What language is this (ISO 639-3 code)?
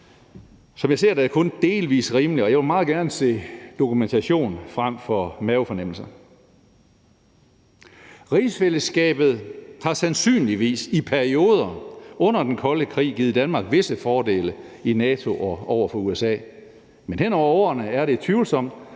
dan